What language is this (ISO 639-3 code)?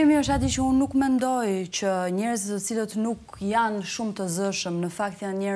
ron